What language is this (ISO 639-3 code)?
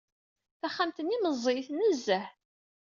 kab